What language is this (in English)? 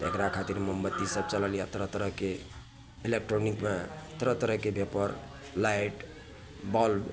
Maithili